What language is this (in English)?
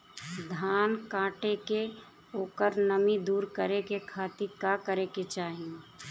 Bhojpuri